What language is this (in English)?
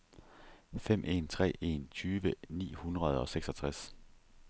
Danish